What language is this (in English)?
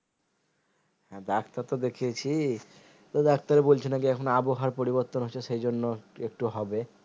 Bangla